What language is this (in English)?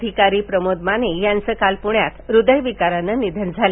Marathi